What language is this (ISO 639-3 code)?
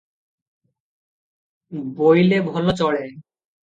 ori